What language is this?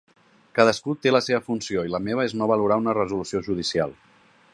Catalan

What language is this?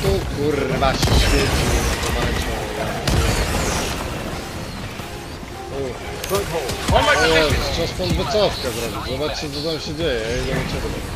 Polish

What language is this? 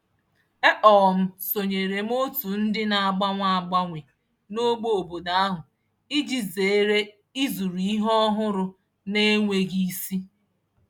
Igbo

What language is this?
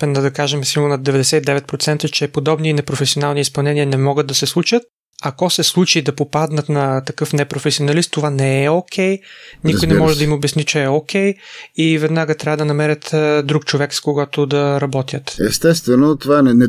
Bulgarian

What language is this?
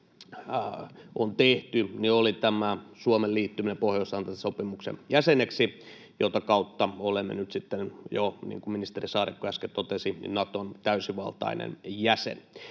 Finnish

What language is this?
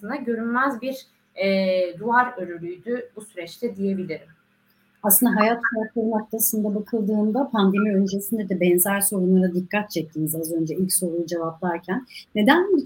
Turkish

